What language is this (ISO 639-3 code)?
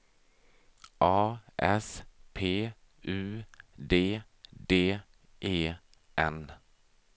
swe